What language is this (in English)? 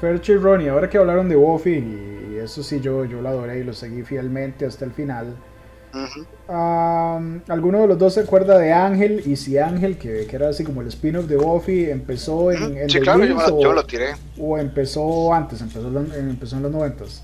Spanish